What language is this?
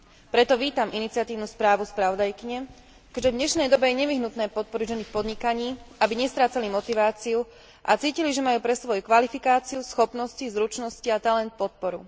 Slovak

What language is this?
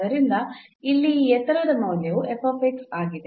Kannada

